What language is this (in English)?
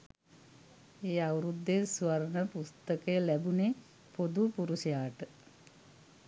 Sinhala